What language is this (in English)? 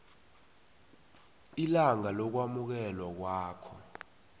South Ndebele